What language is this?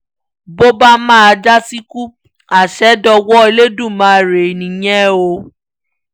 Yoruba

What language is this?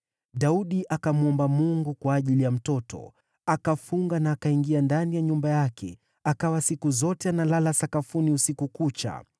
Swahili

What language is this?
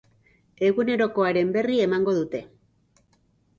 Basque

